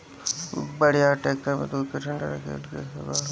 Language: Bhojpuri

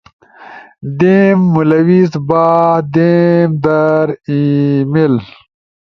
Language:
Ushojo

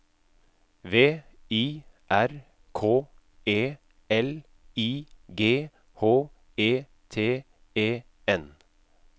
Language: Norwegian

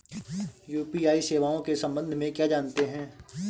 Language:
Hindi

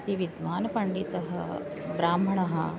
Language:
Sanskrit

